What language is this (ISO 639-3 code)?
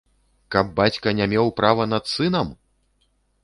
bel